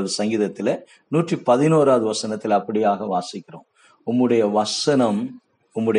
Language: Tamil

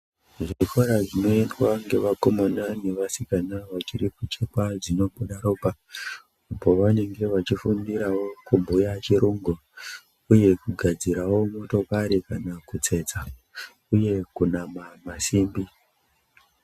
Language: Ndau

